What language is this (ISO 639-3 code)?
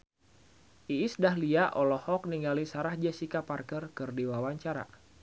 sun